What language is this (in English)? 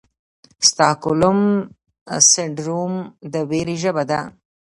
Pashto